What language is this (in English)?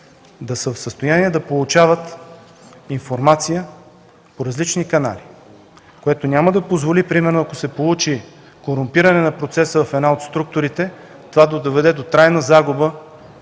Bulgarian